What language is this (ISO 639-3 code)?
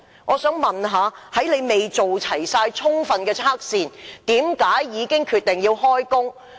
yue